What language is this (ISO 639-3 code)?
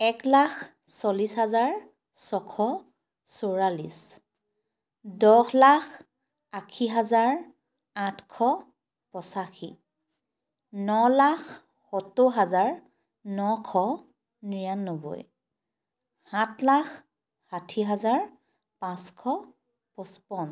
asm